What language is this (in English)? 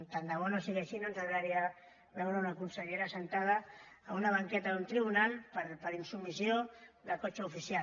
Catalan